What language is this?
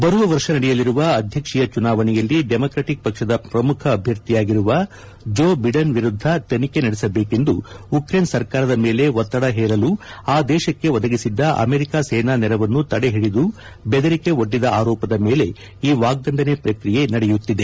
Kannada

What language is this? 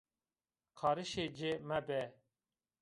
Zaza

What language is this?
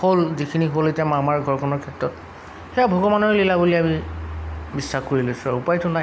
Assamese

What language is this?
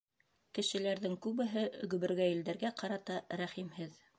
Bashkir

